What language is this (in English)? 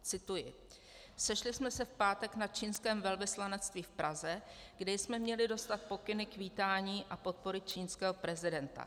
Czech